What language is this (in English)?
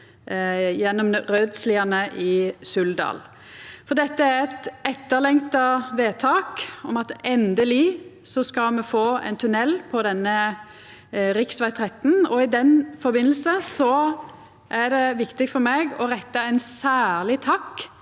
Norwegian